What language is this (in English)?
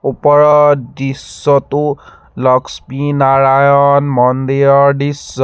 Assamese